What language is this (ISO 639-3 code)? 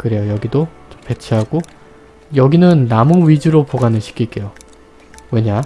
kor